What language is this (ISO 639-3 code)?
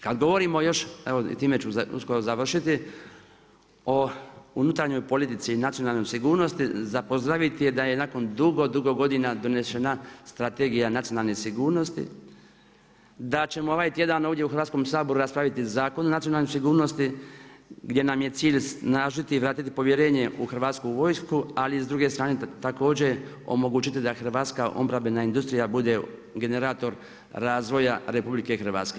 hrv